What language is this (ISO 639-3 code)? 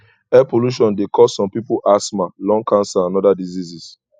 pcm